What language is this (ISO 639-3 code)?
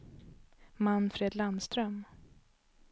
swe